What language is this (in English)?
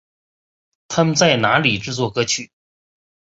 Chinese